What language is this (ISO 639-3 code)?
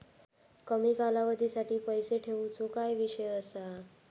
mar